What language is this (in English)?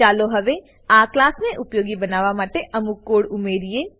Gujarati